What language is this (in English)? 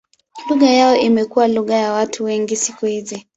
Swahili